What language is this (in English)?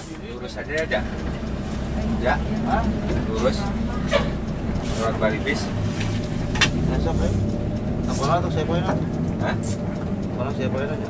Indonesian